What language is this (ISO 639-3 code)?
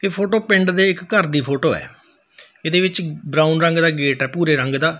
pan